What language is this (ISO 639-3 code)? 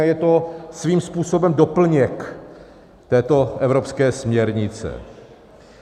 ces